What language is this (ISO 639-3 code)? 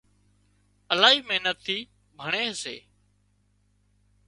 kxp